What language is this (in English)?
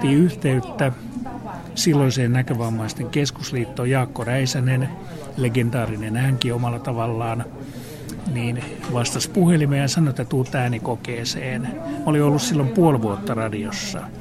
Finnish